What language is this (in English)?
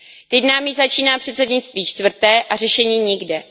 Czech